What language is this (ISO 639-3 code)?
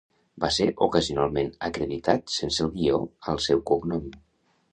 cat